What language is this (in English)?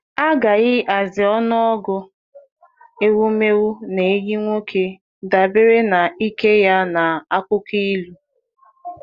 Igbo